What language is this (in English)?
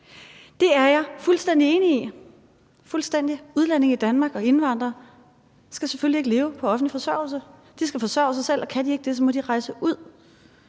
Danish